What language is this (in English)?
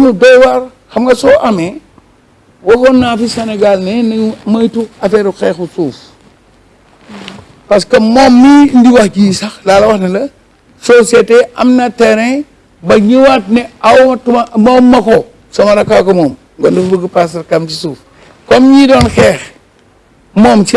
French